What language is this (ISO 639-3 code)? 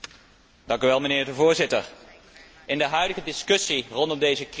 nld